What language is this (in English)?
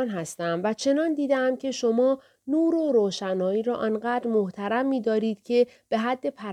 Persian